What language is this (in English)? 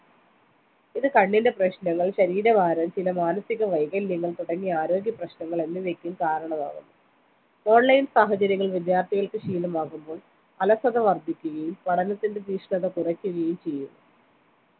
Malayalam